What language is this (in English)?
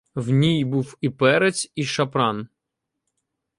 Ukrainian